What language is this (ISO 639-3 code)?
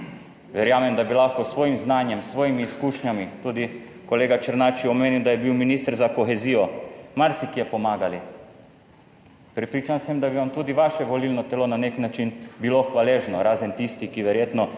slv